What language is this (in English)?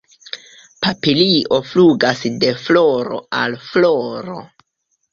Esperanto